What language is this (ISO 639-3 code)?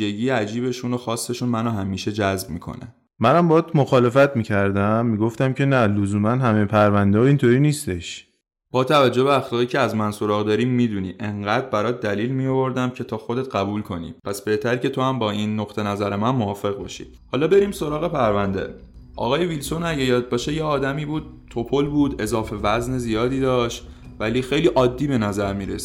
fas